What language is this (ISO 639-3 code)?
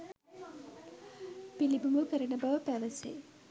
sin